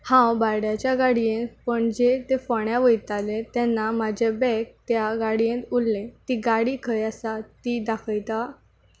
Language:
Konkani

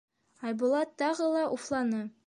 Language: Bashkir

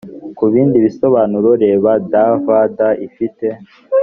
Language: Kinyarwanda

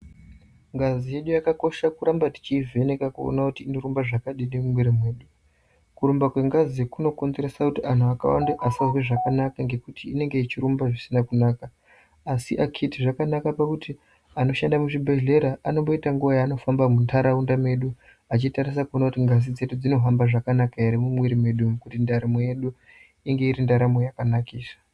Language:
Ndau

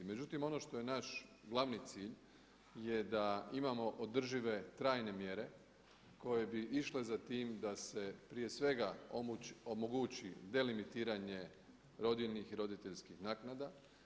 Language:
Croatian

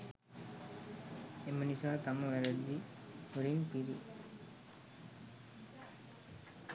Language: Sinhala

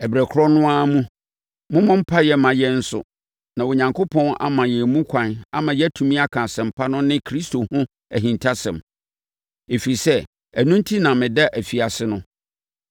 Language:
Akan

